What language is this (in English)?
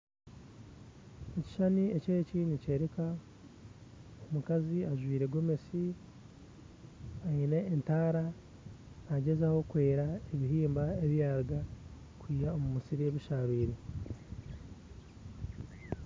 Nyankole